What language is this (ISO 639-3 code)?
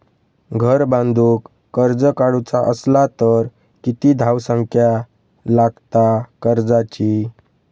mar